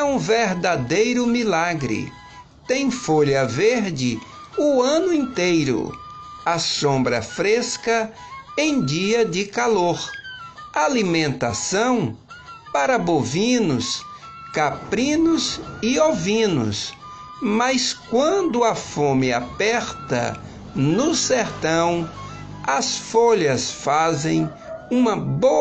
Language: Portuguese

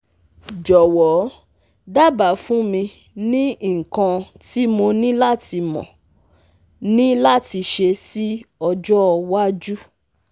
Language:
Yoruba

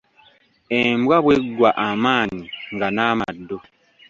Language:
Ganda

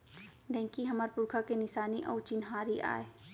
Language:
Chhattisgarhi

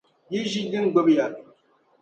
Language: Dagbani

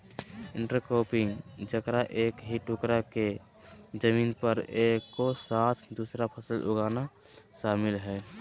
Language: Magahi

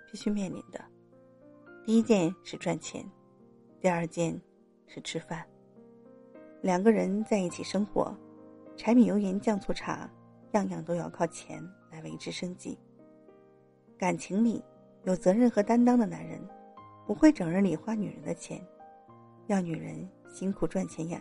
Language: Chinese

